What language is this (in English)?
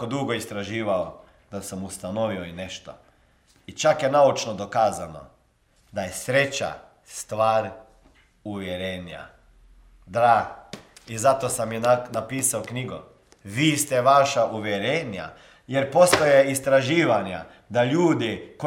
Croatian